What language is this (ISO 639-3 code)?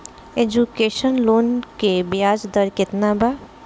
bho